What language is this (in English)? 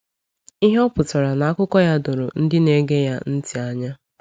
Igbo